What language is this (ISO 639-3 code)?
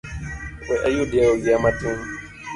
luo